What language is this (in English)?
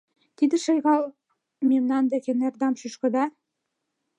Mari